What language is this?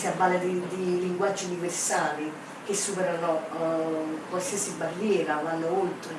Italian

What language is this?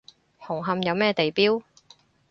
Cantonese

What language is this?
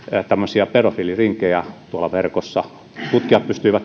Finnish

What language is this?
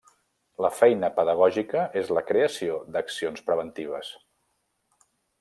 Catalan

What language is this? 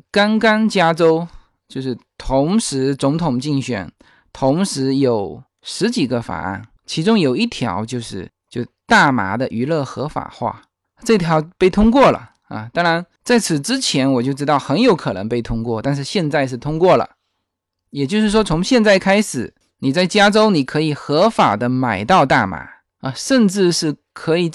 Chinese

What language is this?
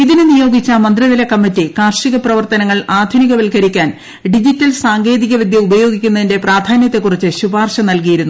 Malayalam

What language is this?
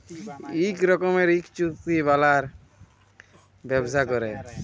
Bangla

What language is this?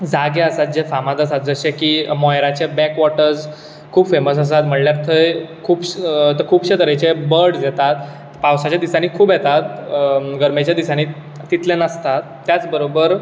Konkani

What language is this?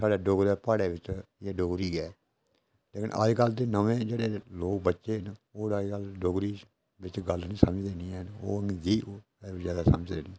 Dogri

